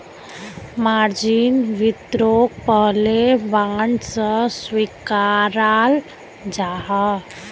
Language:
Magahi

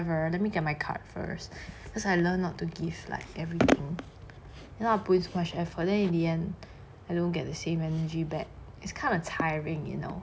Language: English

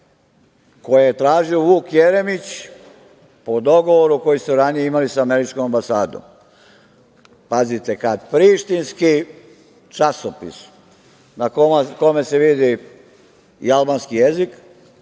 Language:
Serbian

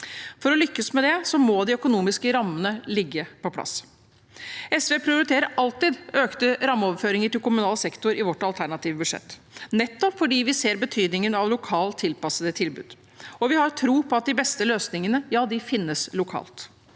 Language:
Norwegian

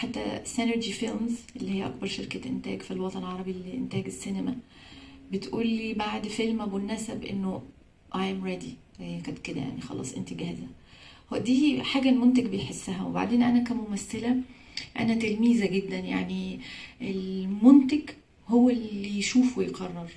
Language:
Arabic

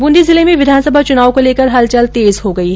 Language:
Hindi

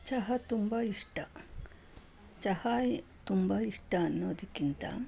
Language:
Kannada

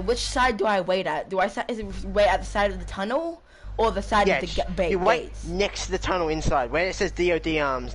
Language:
English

